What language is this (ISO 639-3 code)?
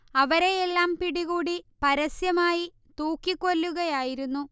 mal